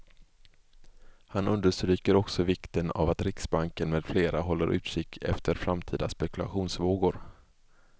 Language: Swedish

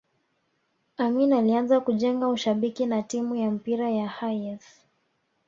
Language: Swahili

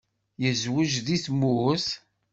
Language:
Kabyle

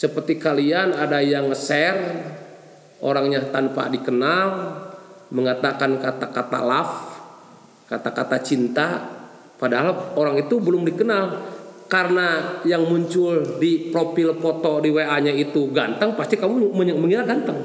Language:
Indonesian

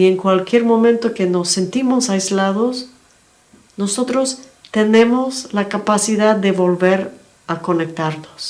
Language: Spanish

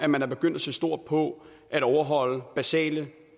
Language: Danish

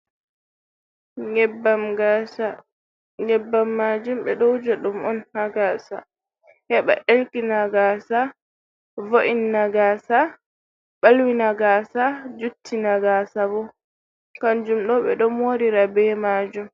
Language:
Fula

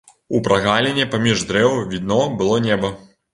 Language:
Belarusian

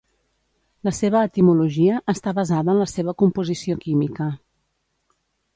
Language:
Catalan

